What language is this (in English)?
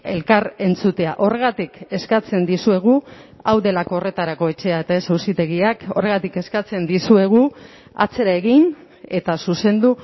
Basque